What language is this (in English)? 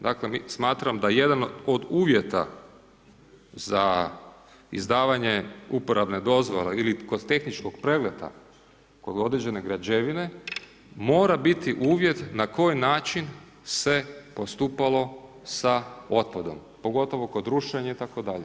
Croatian